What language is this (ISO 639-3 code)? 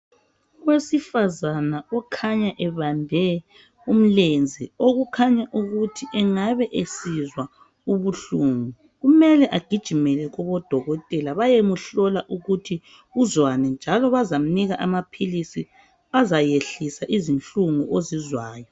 nde